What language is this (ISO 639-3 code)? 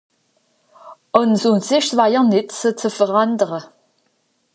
gsw